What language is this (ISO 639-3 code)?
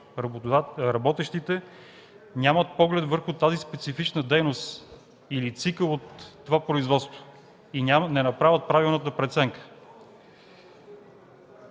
bul